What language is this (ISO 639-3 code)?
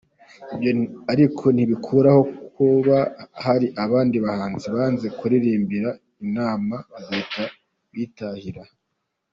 kin